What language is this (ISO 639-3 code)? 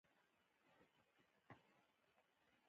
pus